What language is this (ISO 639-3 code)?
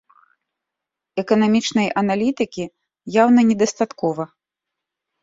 bel